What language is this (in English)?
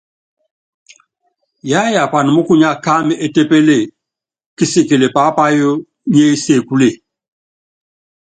Yangben